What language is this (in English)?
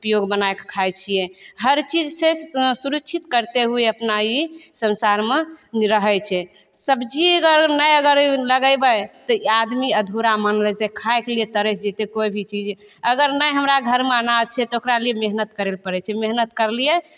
Maithili